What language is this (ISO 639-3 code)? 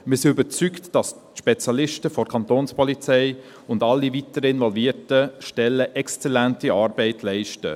gsw